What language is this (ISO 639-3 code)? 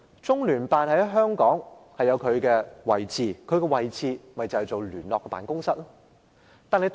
yue